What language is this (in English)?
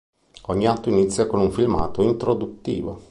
Italian